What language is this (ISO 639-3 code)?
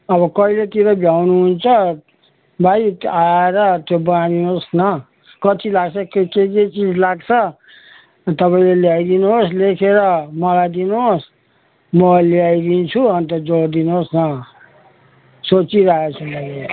nep